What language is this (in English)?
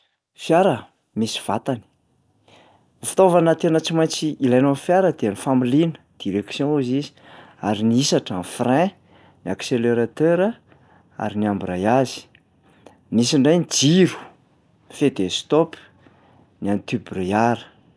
Malagasy